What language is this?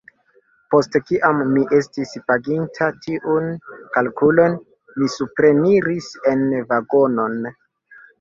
Esperanto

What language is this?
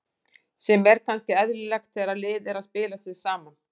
Icelandic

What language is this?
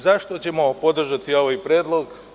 Serbian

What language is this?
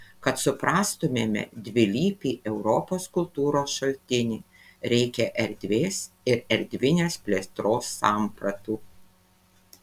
Lithuanian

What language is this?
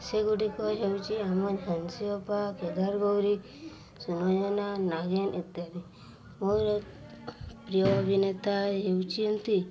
Odia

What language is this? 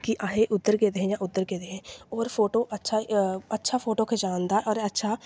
Dogri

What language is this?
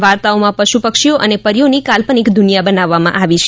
Gujarati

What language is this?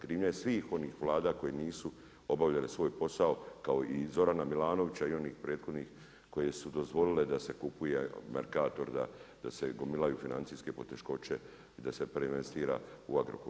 Croatian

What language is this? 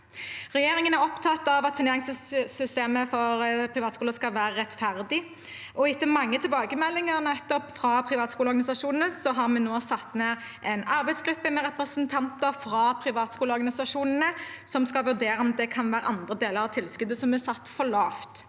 Norwegian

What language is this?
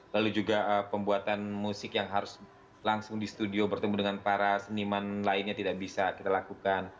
Indonesian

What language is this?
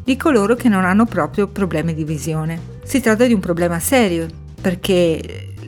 Italian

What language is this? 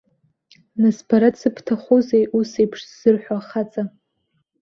Abkhazian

